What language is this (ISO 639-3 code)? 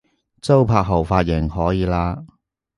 yue